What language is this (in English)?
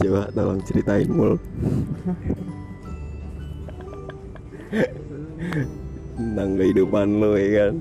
Indonesian